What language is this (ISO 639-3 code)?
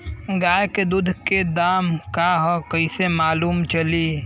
bho